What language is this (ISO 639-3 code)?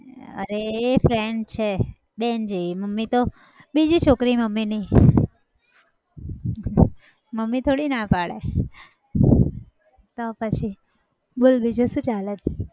guj